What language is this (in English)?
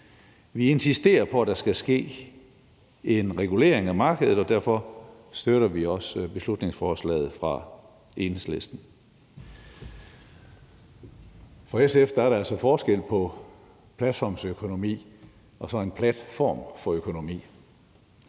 Danish